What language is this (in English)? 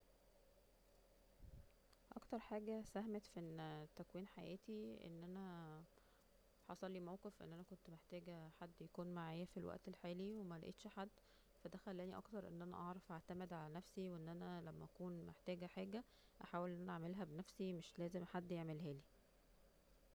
Egyptian Arabic